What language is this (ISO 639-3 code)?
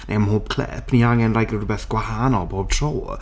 cym